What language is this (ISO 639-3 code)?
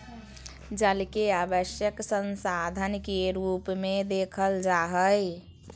mag